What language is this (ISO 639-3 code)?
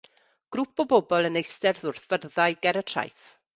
cym